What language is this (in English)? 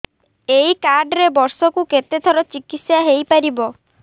Odia